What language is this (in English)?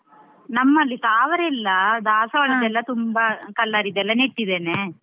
Kannada